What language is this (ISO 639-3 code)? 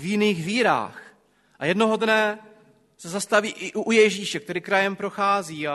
ces